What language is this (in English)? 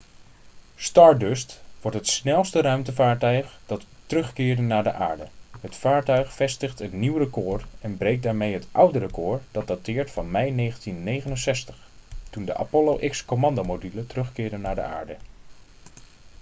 Dutch